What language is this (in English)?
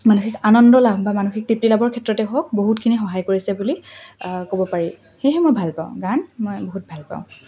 Assamese